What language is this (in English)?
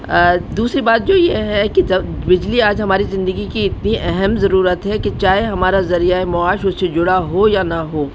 Urdu